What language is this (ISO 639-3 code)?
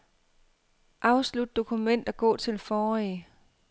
dan